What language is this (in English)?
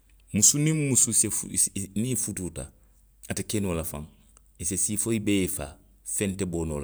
Western Maninkakan